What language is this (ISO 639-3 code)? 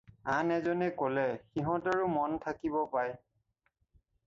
asm